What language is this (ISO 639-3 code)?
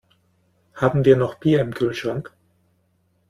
deu